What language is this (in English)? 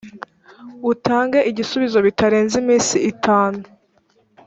Kinyarwanda